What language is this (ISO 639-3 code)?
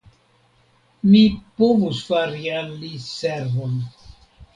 epo